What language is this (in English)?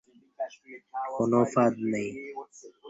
Bangla